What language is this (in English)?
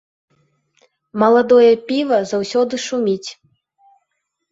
Belarusian